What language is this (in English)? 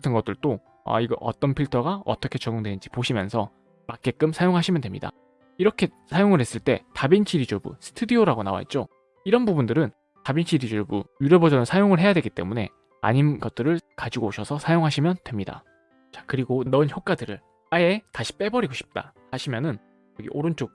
Korean